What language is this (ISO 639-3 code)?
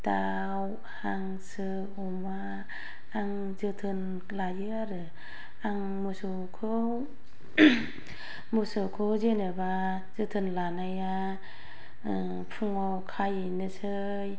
brx